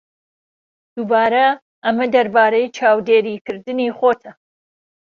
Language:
Central Kurdish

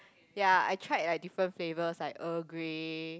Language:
English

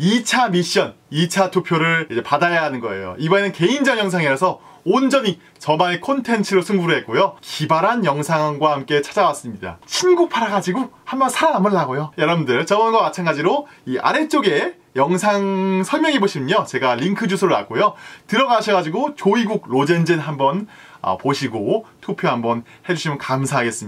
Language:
Korean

